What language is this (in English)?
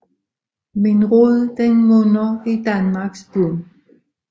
Danish